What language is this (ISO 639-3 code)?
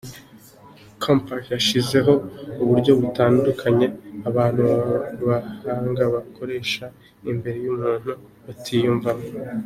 kin